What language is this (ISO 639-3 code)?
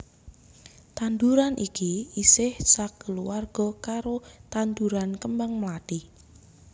jav